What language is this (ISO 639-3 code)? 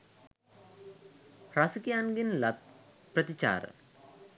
sin